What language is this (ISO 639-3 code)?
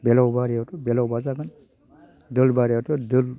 brx